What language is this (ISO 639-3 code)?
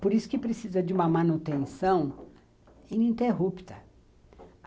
por